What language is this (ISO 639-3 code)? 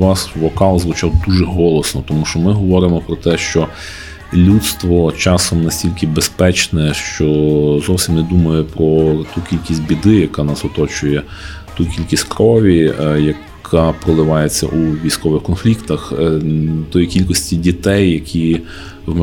ukr